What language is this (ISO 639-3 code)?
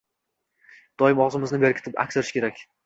uzb